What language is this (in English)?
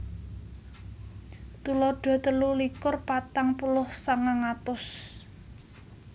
Javanese